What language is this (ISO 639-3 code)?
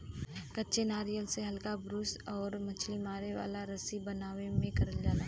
bho